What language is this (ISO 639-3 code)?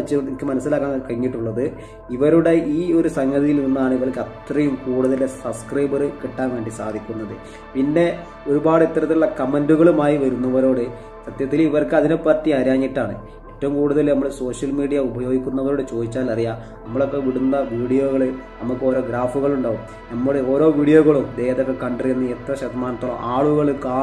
mal